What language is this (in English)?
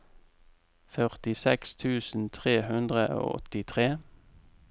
Norwegian